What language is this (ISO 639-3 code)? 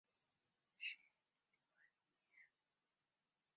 zho